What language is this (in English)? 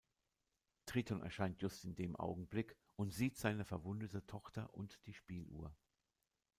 German